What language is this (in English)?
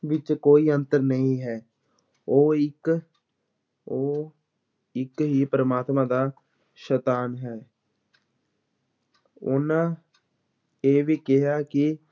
Punjabi